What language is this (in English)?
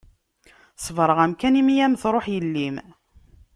Kabyle